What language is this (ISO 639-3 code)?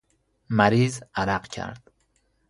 fas